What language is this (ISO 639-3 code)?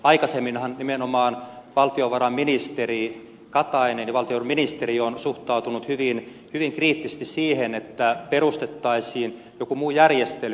fin